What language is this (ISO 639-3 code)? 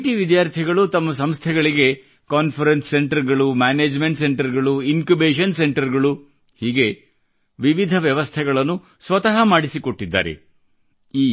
kan